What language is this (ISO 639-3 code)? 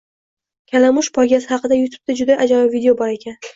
uzb